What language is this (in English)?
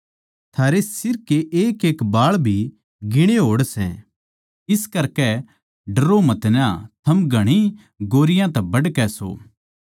Haryanvi